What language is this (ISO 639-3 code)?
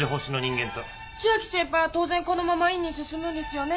jpn